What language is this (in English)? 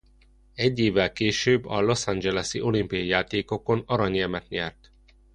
Hungarian